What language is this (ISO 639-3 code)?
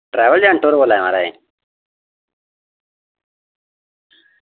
doi